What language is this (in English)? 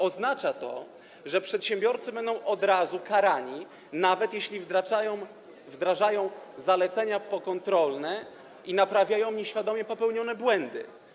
Polish